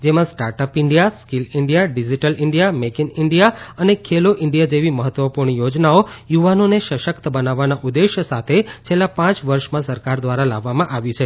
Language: Gujarati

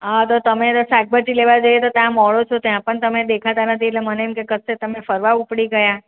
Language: Gujarati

